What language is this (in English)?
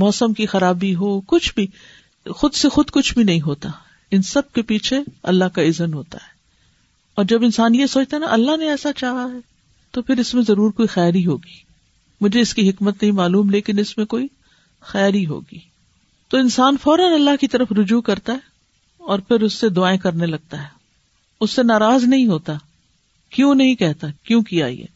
Urdu